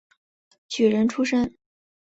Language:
Chinese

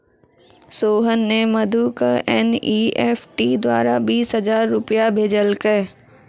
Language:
Maithili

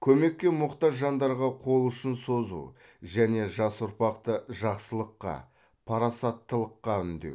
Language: Kazakh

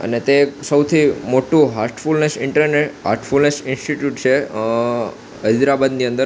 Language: Gujarati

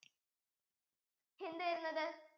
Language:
Malayalam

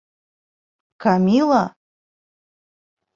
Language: Bashkir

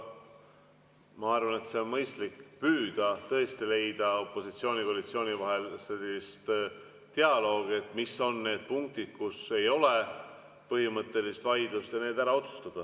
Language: Estonian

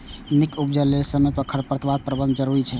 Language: Maithili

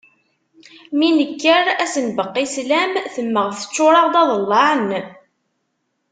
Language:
Kabyle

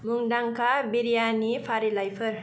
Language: Bodo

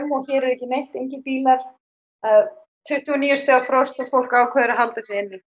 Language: Icelandic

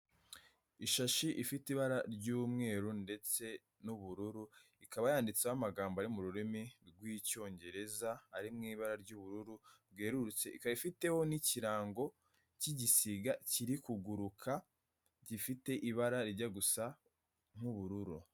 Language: Kinyarwanda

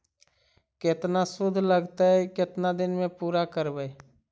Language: Magahi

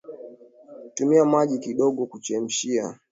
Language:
Swahili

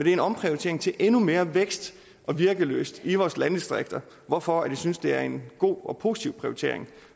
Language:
Danish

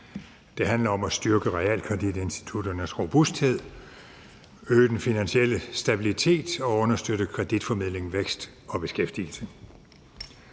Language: Danish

